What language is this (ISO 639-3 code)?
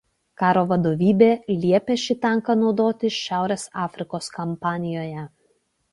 lit